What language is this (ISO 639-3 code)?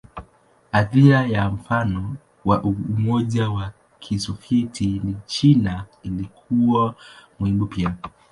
swa